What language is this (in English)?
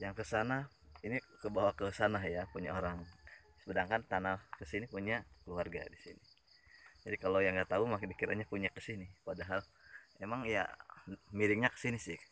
Indonesian